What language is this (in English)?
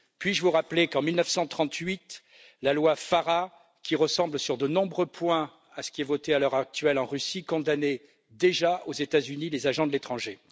French